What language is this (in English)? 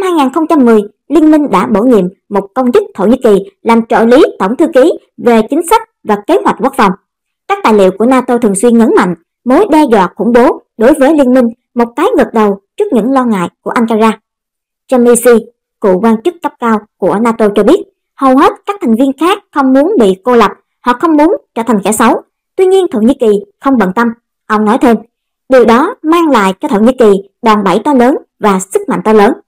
Vietnamese